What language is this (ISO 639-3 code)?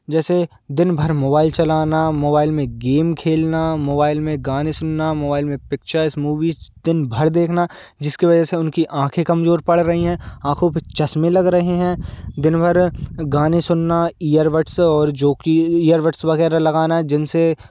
hin